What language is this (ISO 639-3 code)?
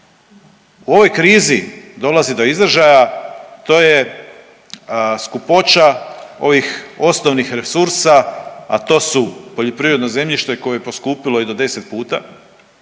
hrv